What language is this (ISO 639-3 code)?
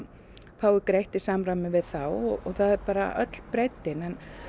isl